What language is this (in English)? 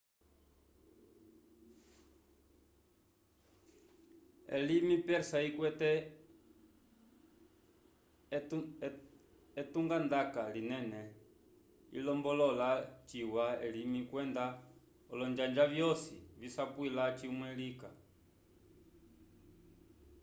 Umbundu